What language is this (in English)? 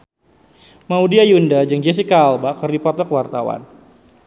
Sundanese